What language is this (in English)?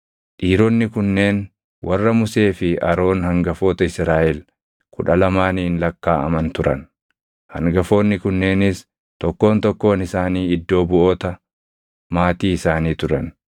Oromo